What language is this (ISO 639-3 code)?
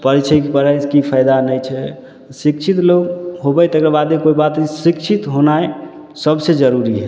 mai